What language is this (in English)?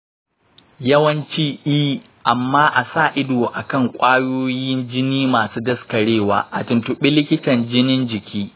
Hausa